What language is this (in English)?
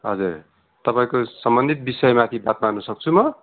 Nepali